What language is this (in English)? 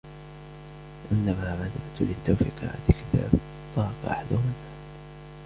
Arabic